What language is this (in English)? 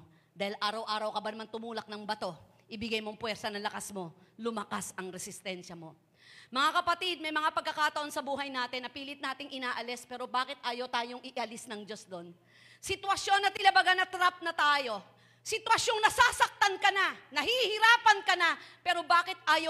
Filipino